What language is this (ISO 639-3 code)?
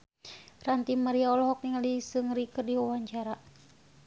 sun